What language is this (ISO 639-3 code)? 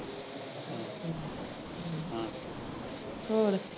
pan